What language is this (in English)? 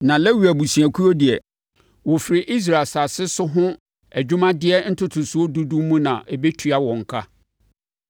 Akan